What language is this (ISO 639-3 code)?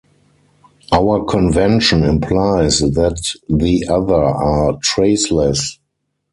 eng